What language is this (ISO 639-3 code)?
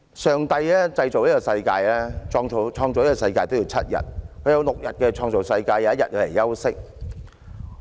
yue